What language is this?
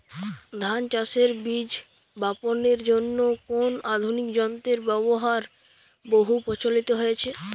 Bangla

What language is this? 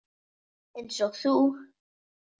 Icelandic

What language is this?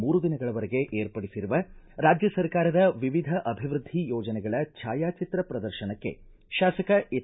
Kannada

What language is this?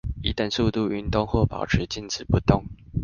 Chinese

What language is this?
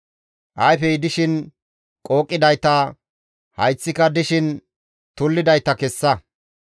Gamo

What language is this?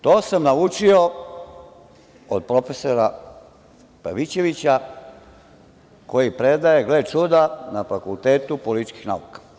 Serbian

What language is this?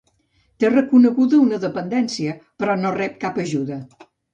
Catalan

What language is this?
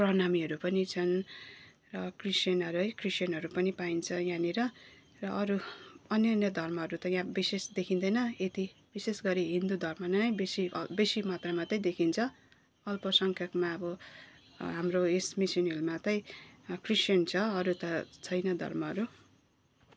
Nepali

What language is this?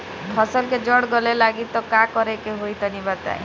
Bhojpuri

